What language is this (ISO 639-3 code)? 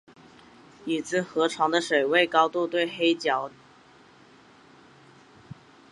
zho